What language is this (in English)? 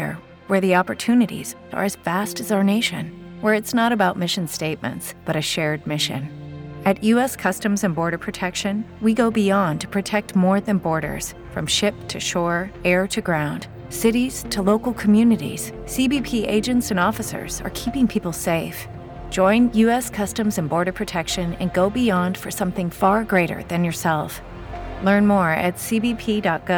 Malayalam